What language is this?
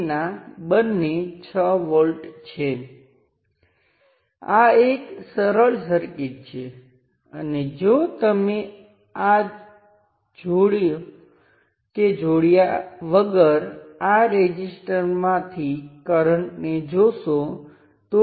Gujarati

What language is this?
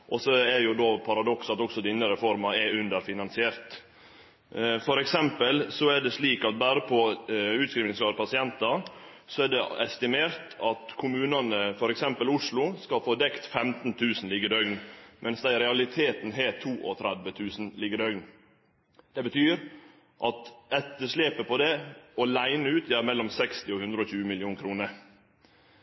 Norwegian Nynorsk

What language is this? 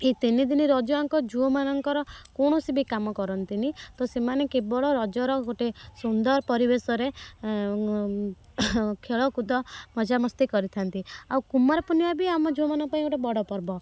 Odia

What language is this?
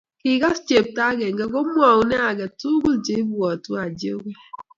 Kalenjin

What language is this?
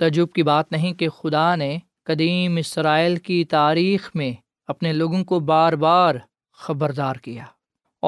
Urdu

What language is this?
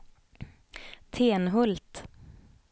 Swedish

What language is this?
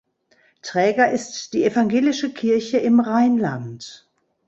German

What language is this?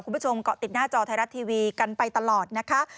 Thai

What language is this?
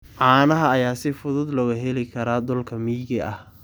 Somali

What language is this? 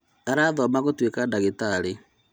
Kikuyu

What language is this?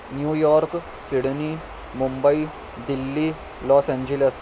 Urdu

